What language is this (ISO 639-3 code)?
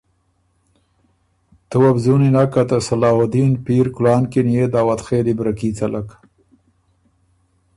oru